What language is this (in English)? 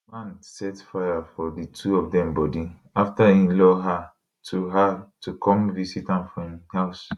Nigerian Pidgin